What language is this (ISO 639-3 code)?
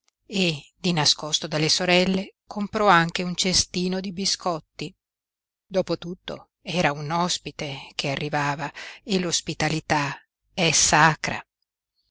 ita